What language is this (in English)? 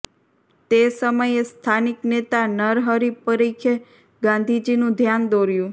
Gujarati